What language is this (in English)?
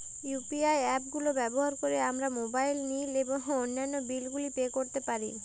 Bangla